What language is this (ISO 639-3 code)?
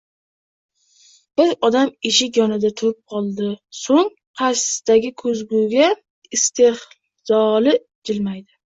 uzb